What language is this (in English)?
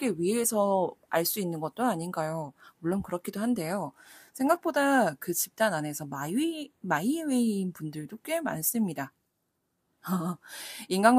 Korean